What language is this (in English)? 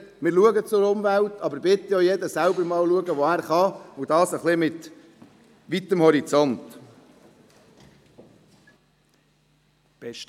Swiss German